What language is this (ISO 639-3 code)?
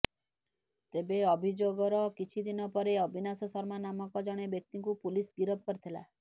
ori